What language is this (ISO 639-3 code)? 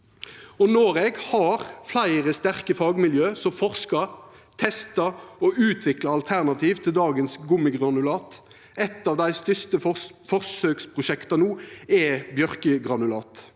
nor